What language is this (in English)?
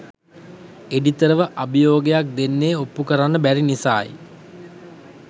Sinhala